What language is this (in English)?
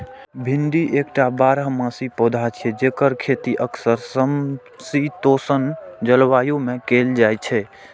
Maithili